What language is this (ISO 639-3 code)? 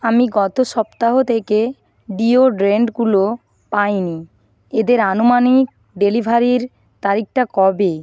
ben